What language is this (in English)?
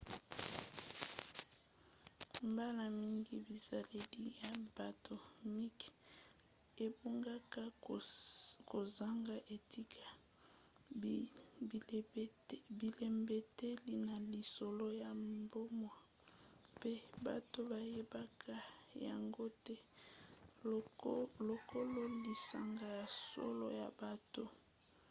Lingala